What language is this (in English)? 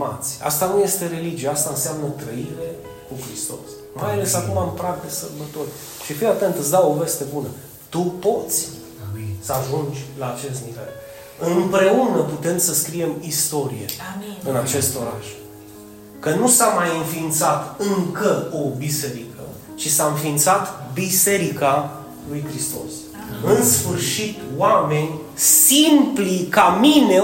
Romanian